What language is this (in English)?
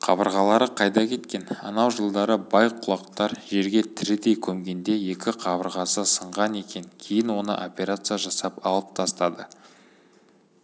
Kazakh